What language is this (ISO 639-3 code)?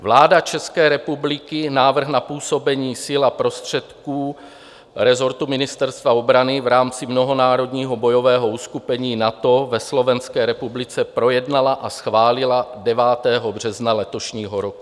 ces